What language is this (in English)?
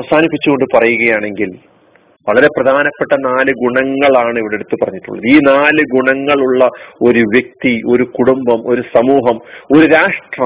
Malayalam